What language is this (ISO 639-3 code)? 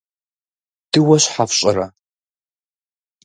kbd